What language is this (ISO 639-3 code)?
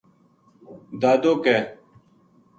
gju